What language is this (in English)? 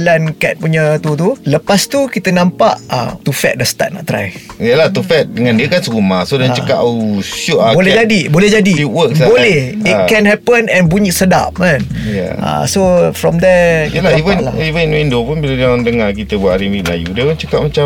Malay